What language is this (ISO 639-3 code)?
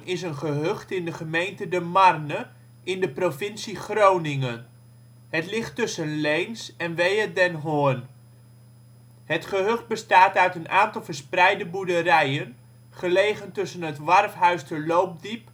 nld